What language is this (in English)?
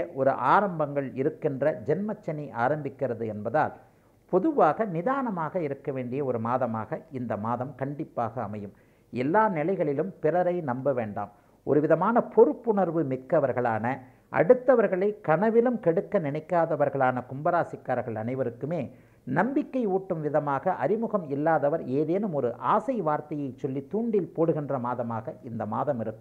Tamil